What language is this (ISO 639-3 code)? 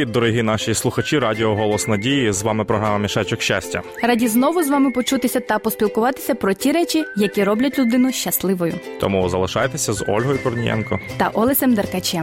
ukr